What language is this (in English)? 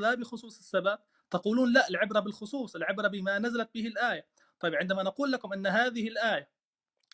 Arabic